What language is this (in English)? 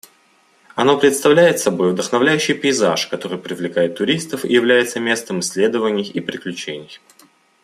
Russian